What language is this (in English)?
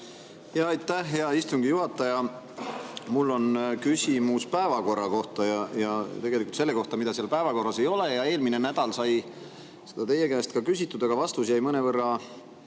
Estonian